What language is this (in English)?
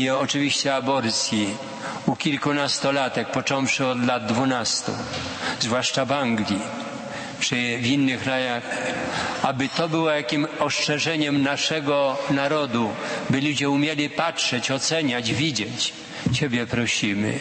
Polish